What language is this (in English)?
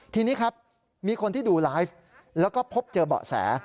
Thai